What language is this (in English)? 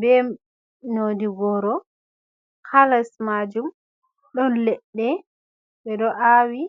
Fula